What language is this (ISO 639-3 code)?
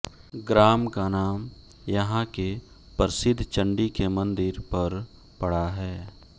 hin